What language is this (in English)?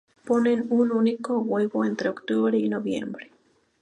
Spanish